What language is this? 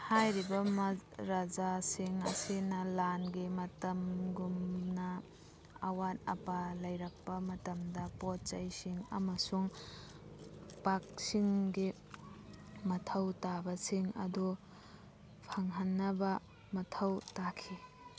Manipuri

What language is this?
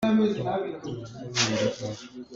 Hakha Chin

